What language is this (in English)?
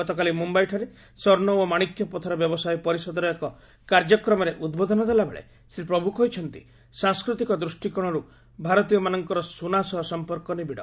Odia